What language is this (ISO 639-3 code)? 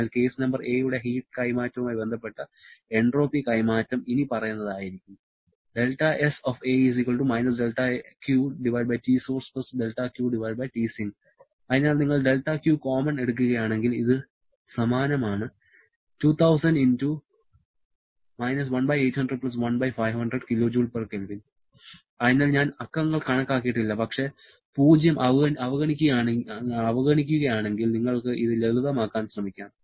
mal